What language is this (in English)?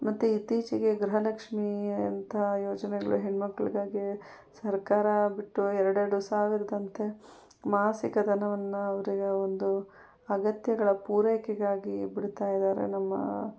Kannada